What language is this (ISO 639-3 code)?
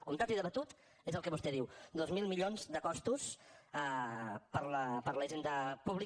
cat